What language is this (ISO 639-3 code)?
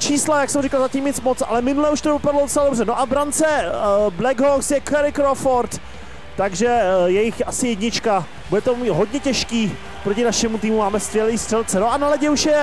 ces